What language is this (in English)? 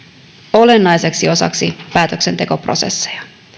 Finnish